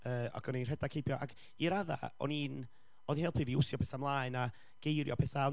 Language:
Welsh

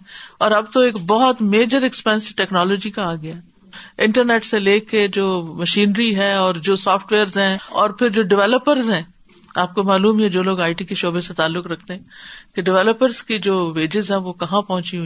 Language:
Urdu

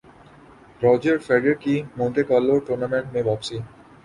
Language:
Urdu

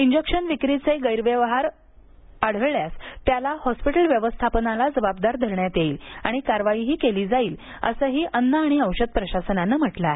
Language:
Marathi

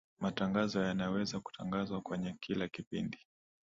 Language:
Swahili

